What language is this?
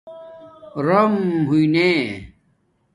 Domaaki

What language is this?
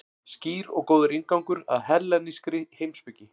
Icelandic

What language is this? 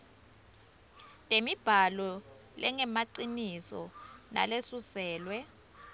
Swati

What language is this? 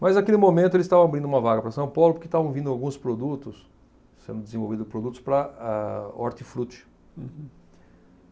Portuguese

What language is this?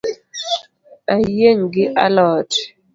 Luo (Kenya and Tanzania)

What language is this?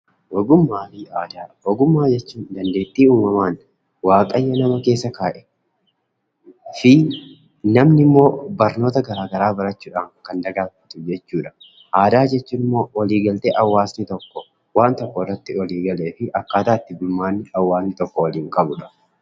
Oromo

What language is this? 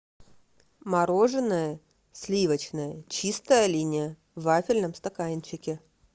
Russian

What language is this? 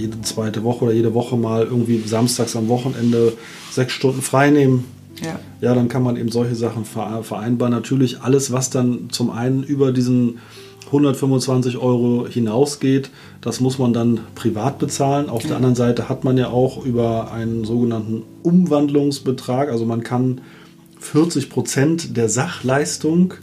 German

